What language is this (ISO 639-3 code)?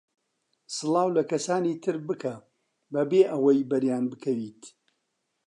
ckb